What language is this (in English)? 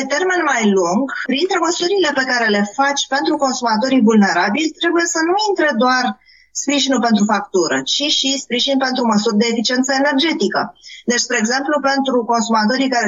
Romanian